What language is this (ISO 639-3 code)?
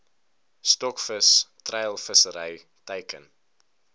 afr